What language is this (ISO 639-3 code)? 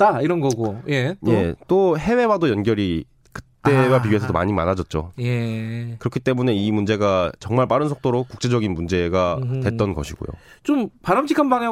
kor